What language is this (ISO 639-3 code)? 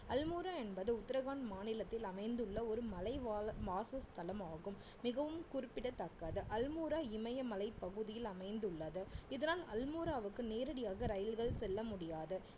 tam